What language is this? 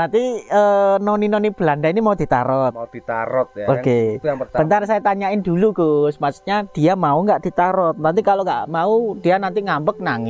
Indonesian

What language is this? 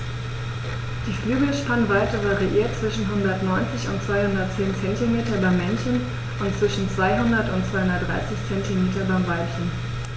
German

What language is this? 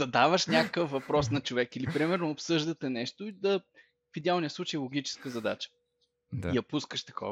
Bulgarian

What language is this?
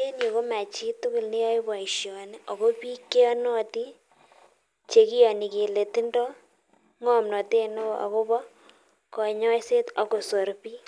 Kalenjin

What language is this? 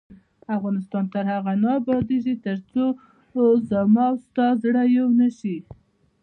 Pashto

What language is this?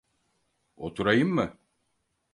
Turkish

